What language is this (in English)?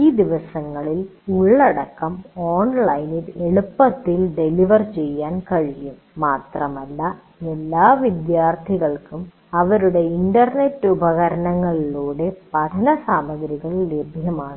Malayalam